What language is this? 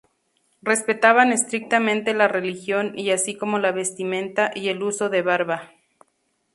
Spanish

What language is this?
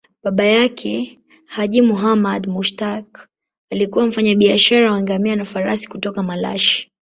Swahili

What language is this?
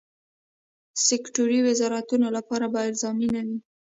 Pashto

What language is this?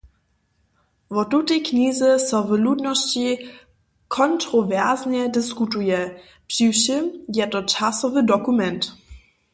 Upper Sorbian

